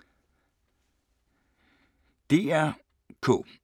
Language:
Danish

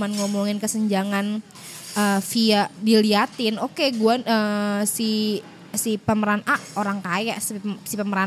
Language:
Indonesian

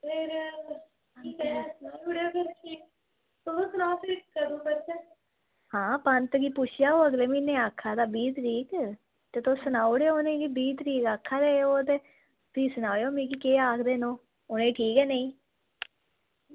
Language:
Dogri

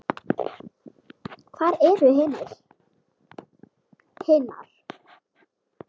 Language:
Icelandic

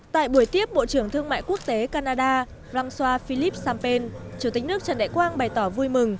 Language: Vietnamese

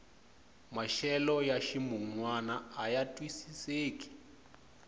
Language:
Tsonga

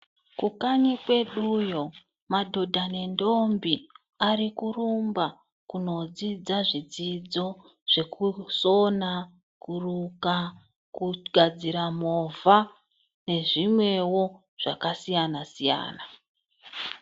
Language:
Ndau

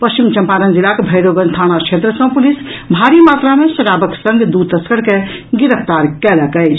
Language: Maithili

